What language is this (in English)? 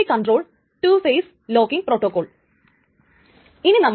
Malayalam